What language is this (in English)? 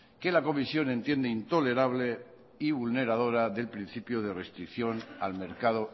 Spanish